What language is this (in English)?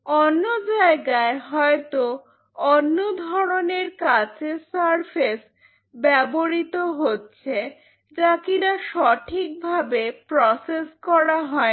Bangla